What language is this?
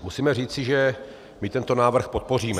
Czech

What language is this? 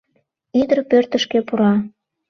Mari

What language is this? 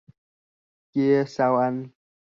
Vietnamese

